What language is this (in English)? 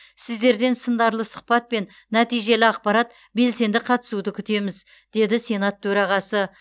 Kazakh